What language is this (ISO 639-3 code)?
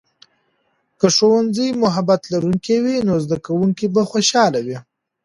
pus